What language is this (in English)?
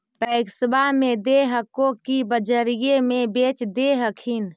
Magahi